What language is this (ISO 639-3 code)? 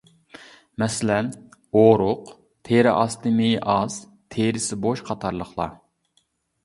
uig